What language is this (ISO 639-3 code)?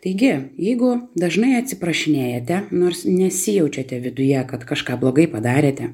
lit